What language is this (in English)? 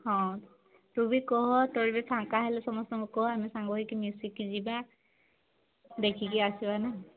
Odia